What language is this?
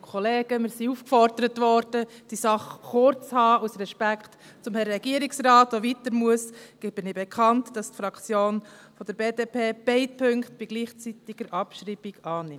Swiss German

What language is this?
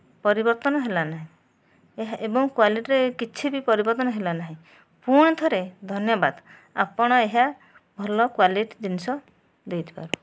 Odia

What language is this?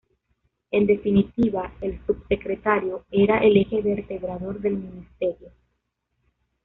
Spanish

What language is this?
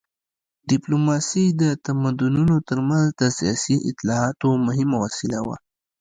Pashto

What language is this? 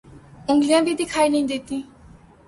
Urdu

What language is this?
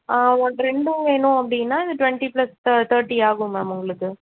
Tamil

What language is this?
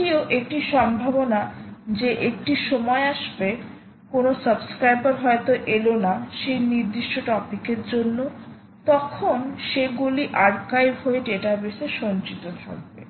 Bangla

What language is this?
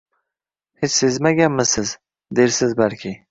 Uzbek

